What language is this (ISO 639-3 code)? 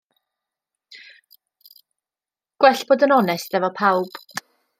cym